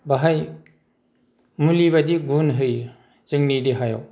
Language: Bodo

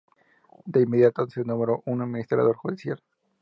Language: Spanish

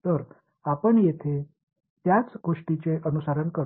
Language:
Marathi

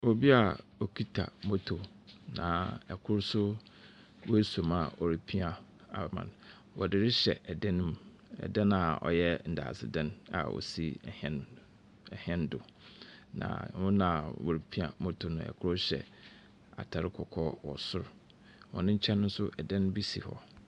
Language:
Akan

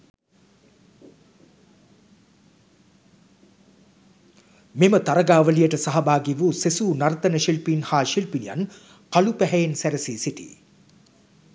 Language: Sinhala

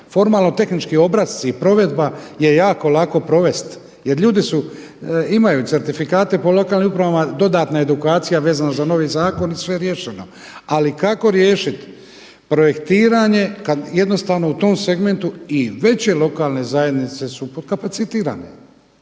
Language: Croatian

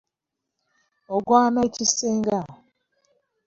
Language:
Ganda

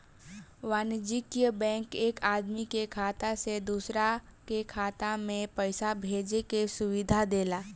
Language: Bhojpuri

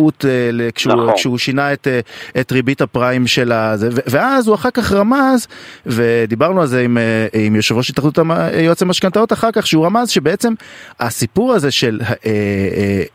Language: Hebrew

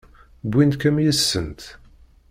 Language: Kabyle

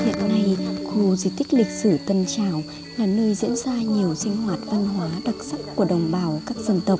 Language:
Vietnamese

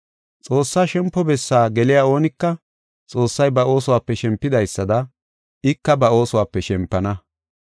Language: Gofa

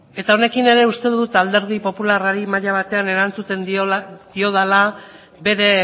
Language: Basque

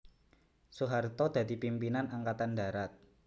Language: Javanese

